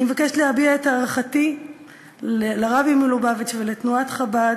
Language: Hebrew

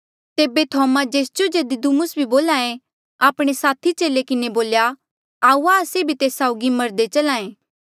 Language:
Mandeali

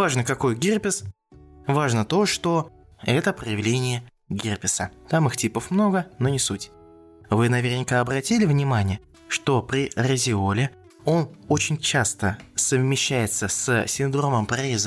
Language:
Russian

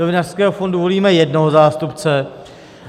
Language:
Czech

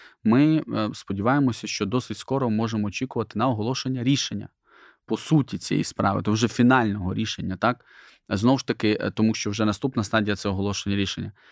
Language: Ukrainian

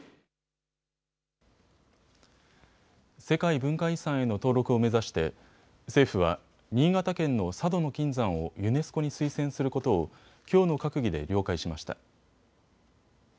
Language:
Japanese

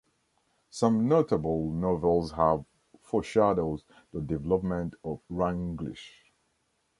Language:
English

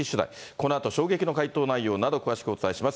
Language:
Japanese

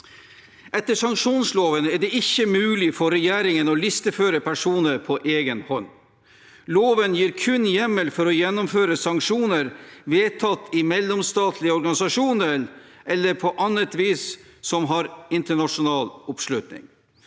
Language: Norwegian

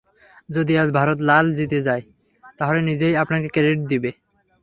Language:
Bangla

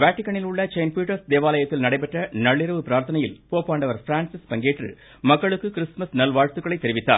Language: Tamil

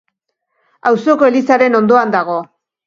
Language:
Basque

